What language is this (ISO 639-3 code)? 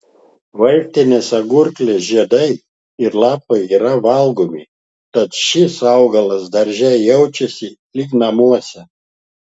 lit